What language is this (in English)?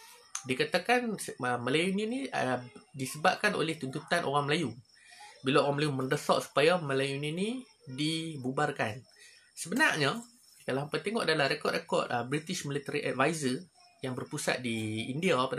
Malay